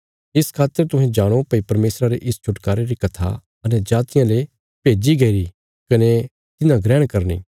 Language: Bilaspuri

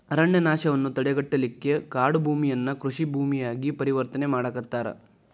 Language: Kannada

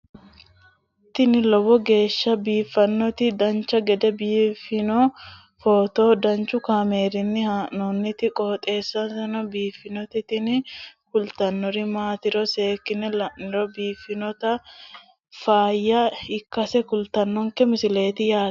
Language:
Sidamo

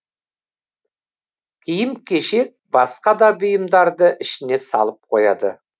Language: Kazakh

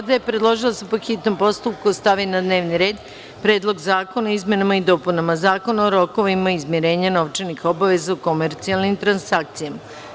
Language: Serbian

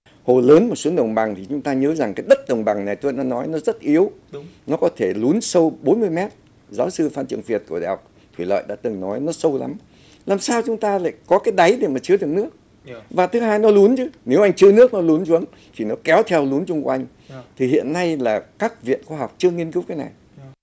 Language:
Vietnamese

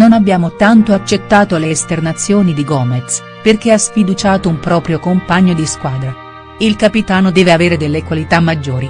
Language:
Italian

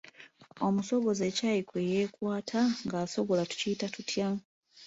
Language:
Ganda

